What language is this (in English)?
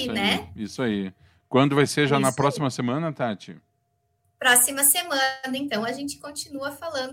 Portuguese